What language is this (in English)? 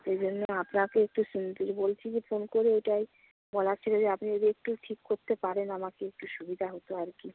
Bangla